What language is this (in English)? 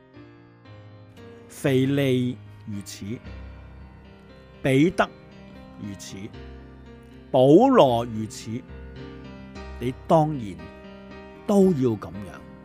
Chinese